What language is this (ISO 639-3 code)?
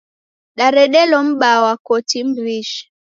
dav